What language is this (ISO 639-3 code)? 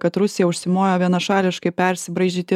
lit